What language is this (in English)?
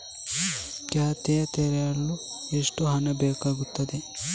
Kannada